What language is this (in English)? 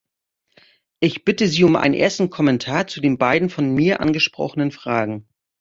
German